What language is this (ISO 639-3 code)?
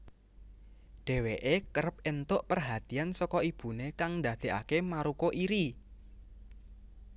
jav